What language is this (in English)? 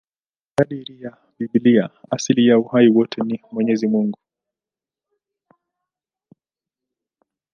Swahili